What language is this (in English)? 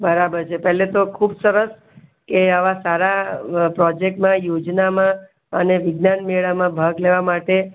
Gujarati